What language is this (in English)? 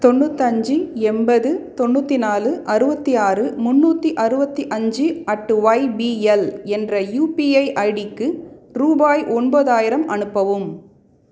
Tamil